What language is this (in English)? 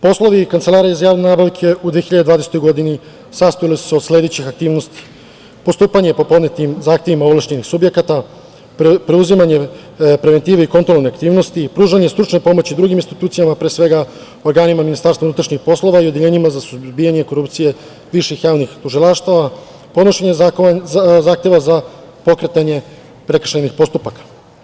Serbian